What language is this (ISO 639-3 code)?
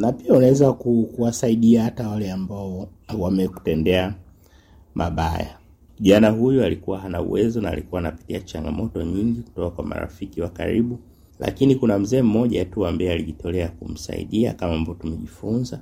swa